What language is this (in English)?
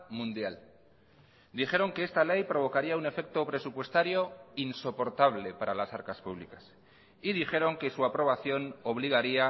Spanish